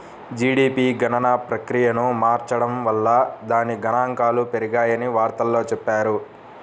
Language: Telugu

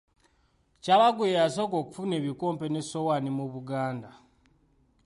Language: Ganda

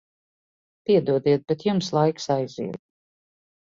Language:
Latvian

